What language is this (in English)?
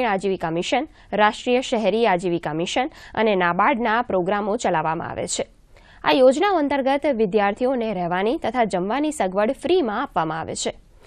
Hindi